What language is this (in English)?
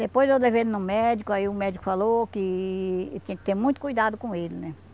Portuguese